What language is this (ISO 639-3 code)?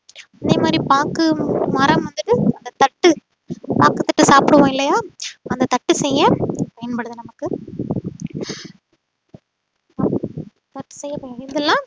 tam